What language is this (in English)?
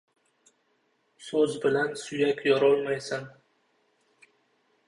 Uzbek